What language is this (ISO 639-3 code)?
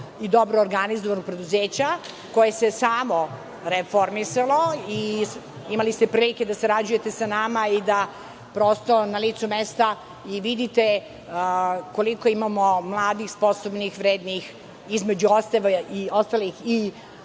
srp